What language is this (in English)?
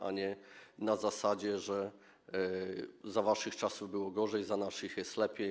Polish